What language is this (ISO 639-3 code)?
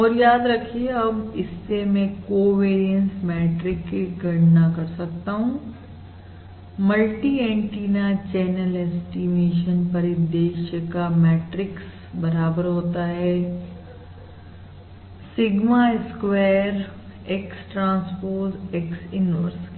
hin